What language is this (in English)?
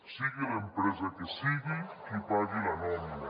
Catalan